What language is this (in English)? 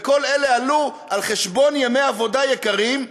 Hebrew